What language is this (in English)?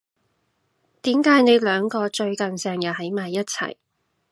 Cantonese